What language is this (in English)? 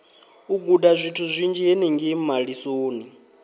Venda